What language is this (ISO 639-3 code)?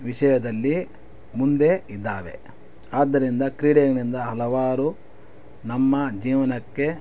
kan